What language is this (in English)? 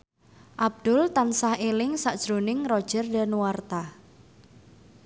Javanese